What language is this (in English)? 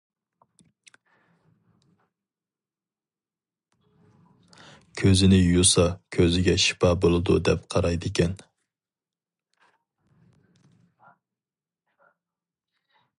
Uyghur